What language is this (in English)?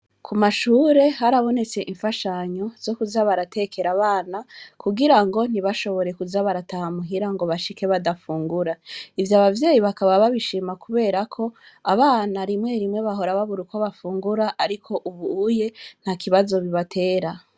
Rundi